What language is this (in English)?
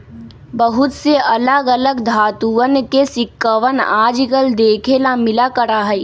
Magahi